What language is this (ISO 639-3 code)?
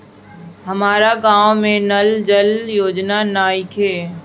bho